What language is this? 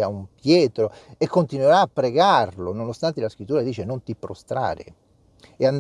Italian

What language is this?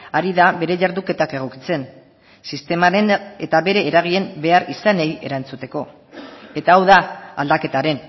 Basque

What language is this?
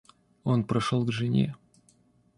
Russian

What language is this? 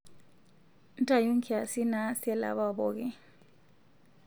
Masai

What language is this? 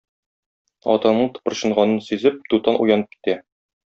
Tatar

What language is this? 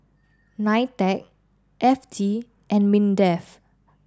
English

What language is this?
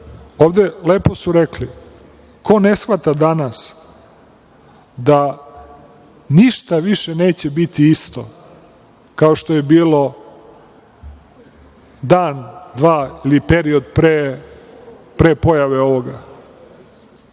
Serbian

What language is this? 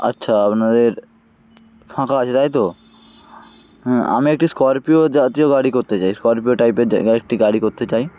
Bangla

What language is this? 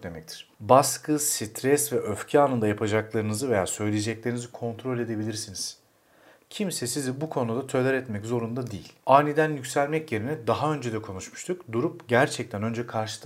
Turkish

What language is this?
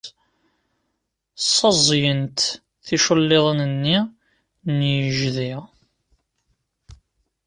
Kabyle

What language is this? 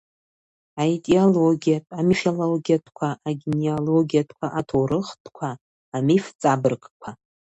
Abkhazian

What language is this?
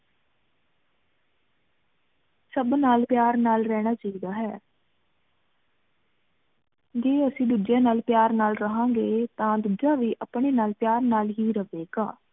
Punjabi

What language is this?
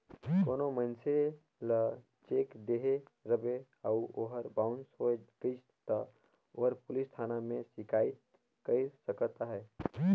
Chhattisgarhi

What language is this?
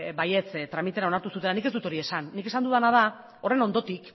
Basque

